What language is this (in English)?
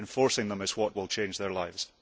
English